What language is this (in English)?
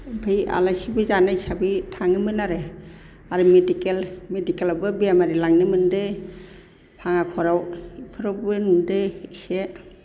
Bodo